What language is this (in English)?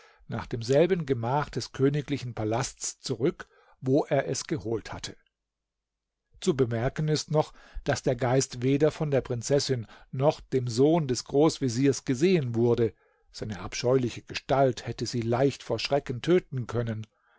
German